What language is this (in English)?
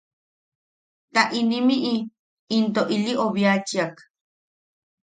Yaqui